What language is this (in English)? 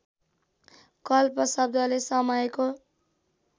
Nepali